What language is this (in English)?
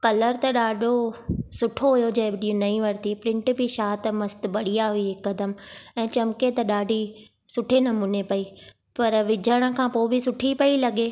Sindhi